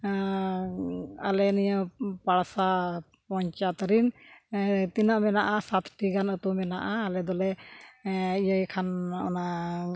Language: Santali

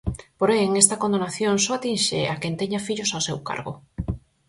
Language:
Galician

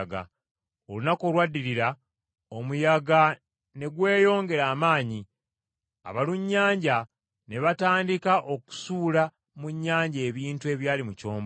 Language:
Ganda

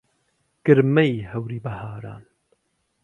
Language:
Central Kurdish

